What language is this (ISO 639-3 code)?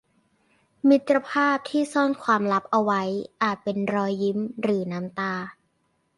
tha